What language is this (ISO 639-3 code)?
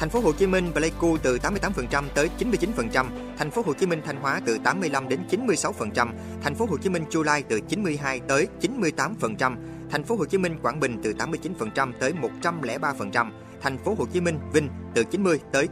vie